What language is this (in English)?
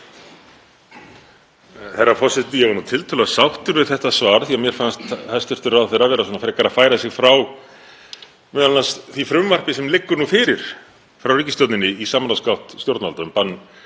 Icelandic